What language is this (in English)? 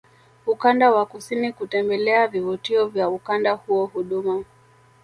Swahili